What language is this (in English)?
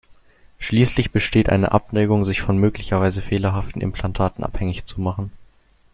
German